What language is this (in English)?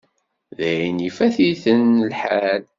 Kabyle